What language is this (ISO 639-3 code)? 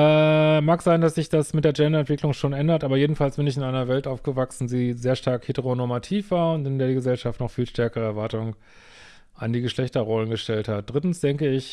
deu